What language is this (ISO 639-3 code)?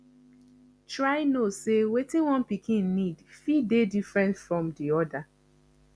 pcm